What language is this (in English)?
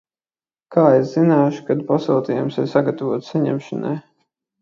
Latvian